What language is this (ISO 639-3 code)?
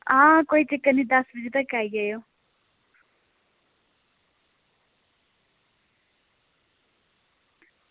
doi